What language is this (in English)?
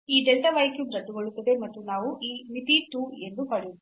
Kannada